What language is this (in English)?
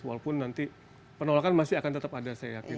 Indonesian